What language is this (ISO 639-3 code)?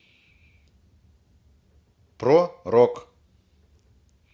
rus